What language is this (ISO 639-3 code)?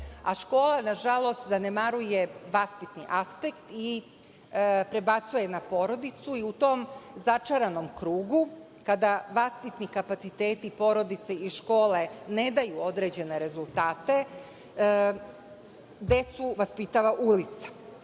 srp